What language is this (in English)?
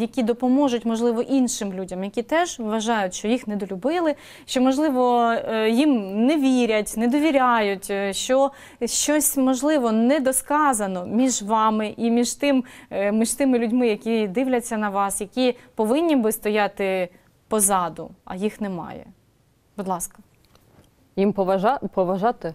Ukrainian